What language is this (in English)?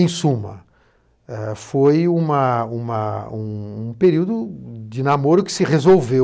Portuguese